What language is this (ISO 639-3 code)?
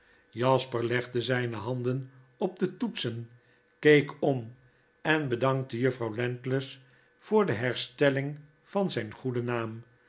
nld